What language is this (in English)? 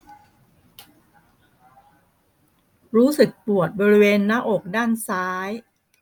Thai